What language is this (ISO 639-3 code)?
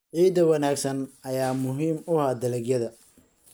som